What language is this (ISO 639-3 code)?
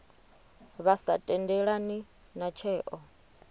ven